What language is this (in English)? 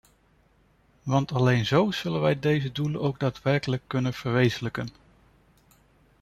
Dutch